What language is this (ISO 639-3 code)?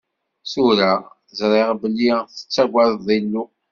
kab